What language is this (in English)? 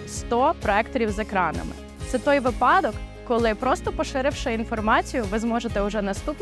Ukrainian